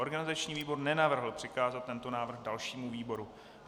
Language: Czech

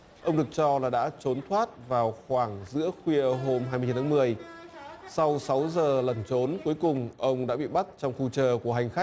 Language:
Vietnamese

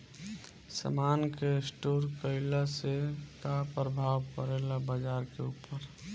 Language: Bhojpuri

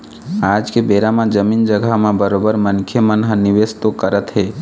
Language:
Chhattisgarhi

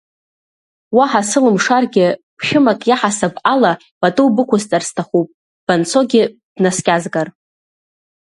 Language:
Abkhazian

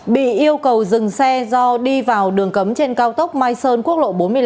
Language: Vietnamese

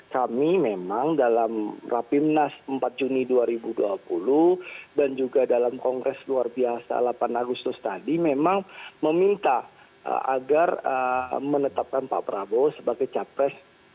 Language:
Indonesian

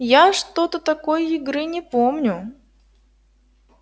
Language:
Russian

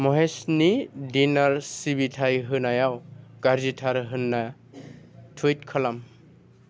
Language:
Bodo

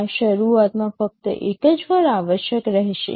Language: Gujarati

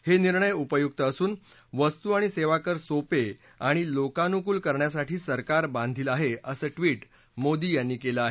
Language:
Marathi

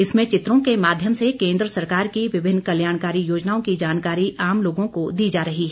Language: Hindi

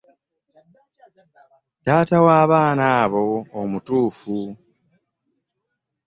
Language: Ganda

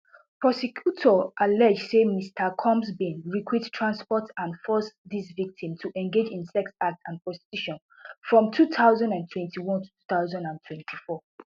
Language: Nigerian Pidgin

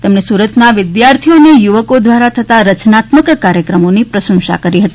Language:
Gujarati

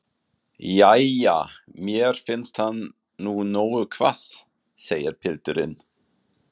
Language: Icelandic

